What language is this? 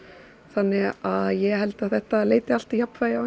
Icelandic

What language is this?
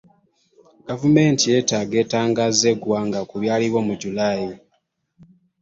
Ganda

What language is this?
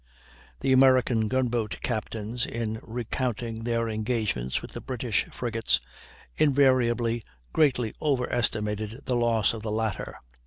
English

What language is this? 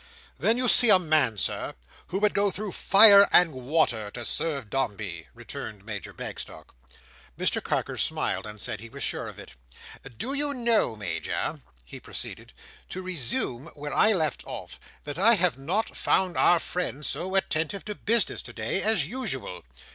English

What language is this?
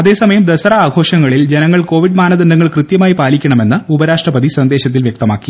Malayalam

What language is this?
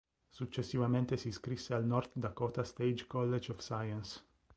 Italian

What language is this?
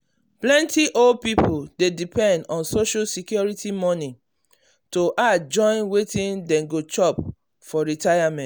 Nigerian Pidgin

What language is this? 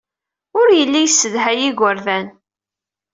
Kabyle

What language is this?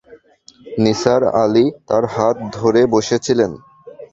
Bangla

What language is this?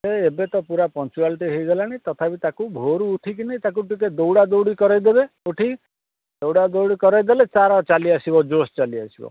Odia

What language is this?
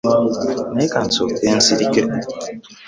Ganda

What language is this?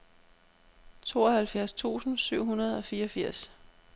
Danish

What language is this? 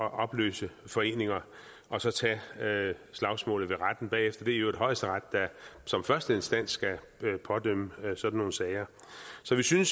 Danish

